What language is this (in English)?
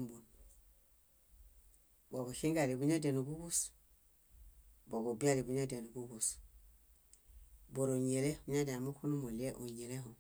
Bayot